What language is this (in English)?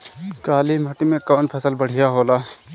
Bhojpuri